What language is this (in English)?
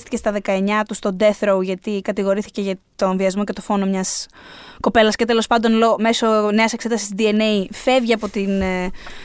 Greek